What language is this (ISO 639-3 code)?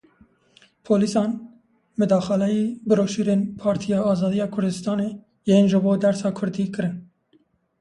kur